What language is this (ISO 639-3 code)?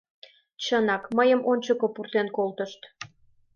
chm